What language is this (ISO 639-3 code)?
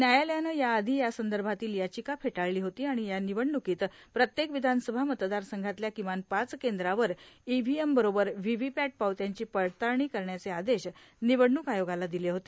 mar